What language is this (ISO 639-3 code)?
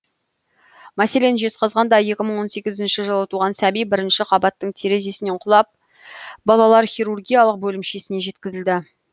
kaz